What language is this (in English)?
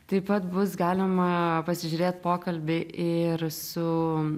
Lithuanian